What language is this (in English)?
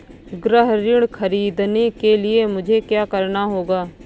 Hindi